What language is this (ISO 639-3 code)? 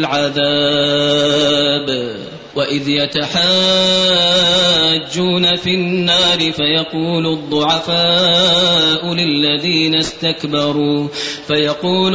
ara